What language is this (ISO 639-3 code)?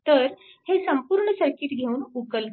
mar